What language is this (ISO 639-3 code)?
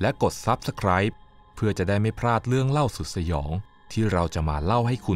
tha